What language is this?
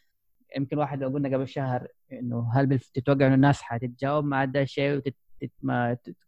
Arabic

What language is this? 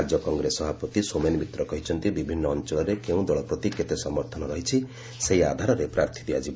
Odia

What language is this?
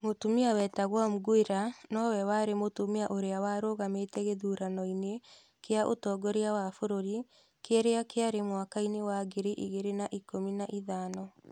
Kikuyu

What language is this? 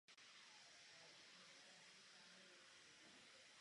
Czech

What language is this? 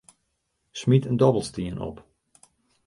Western Frisian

